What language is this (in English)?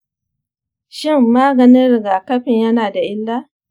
Hausa